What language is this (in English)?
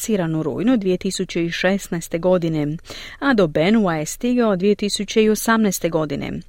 Croatian